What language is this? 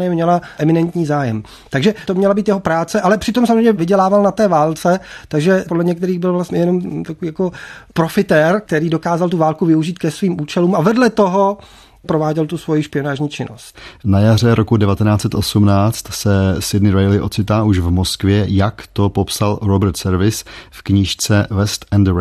Czech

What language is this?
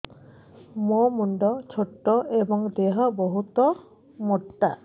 Odia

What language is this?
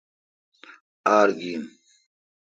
Kalkoti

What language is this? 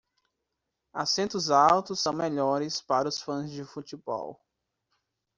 Portuguese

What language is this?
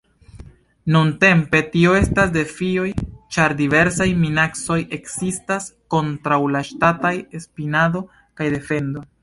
Esperanto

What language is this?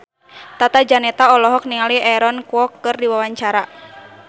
Sundanese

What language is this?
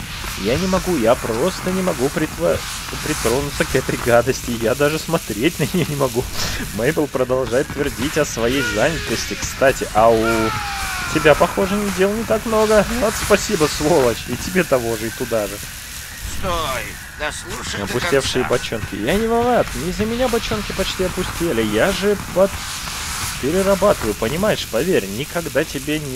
Russian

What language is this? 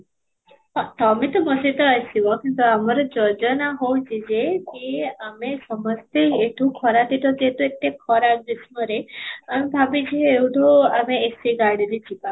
Odia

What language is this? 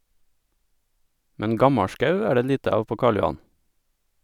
Norwegian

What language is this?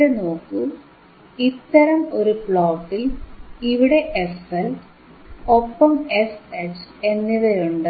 Malayalam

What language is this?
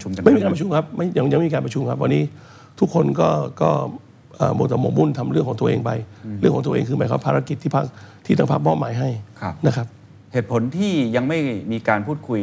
Thai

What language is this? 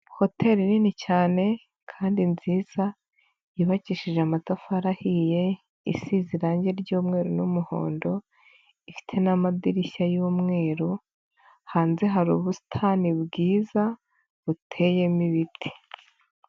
Kinyarwanda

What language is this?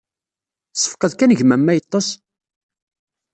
Kabyle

